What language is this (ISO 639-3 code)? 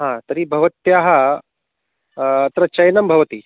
san